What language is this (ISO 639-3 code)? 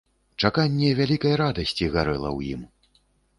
bel